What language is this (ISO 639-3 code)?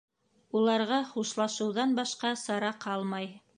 bak